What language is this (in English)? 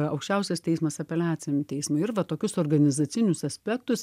Lithuanian